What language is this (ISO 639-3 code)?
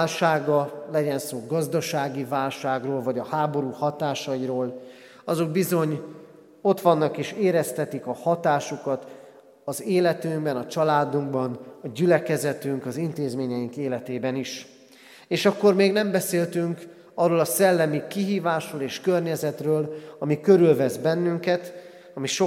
hun